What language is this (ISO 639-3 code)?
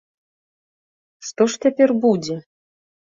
bel